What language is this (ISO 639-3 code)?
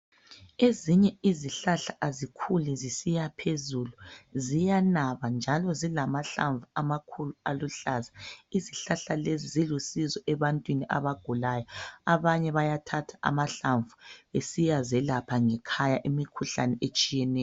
nde